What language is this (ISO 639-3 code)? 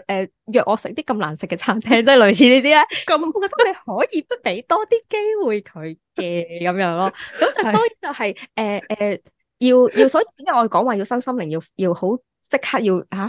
zho